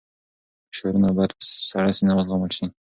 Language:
Pashto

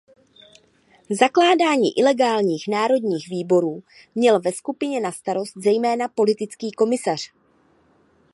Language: Czech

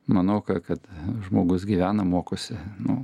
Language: Lithuanian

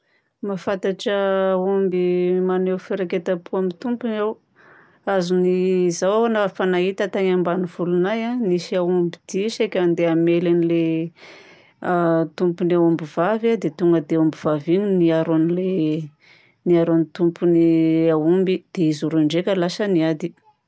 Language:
Southern Betsimisaraka Malagasy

